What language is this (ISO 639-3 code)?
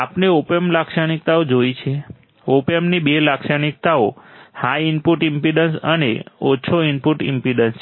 guj